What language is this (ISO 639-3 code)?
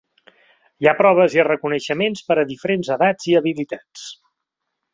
cat